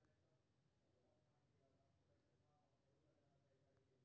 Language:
Maithili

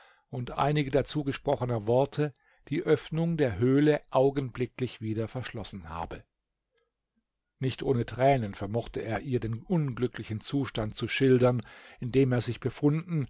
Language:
German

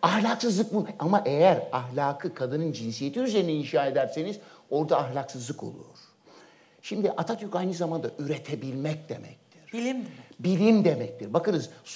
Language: Turkish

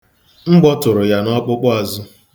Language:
Igbo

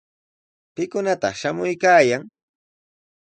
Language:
Sihuas Ancash Quechua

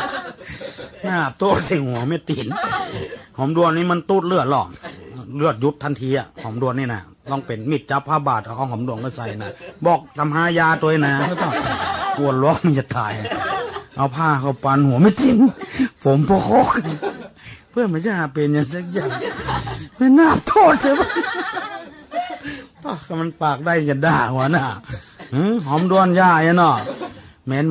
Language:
Thai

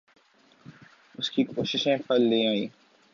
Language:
Urdu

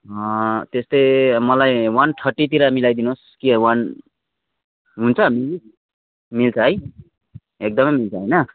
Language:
Nepali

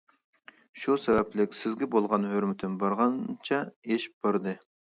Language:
Uyghur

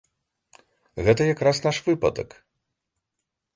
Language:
Belarusian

